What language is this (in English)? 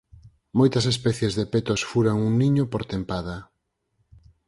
Galician